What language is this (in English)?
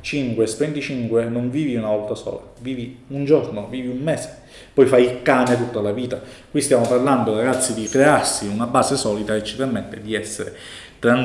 Italian